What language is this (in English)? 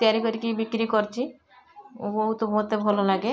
Odia